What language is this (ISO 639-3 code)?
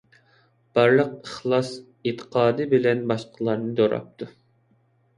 uig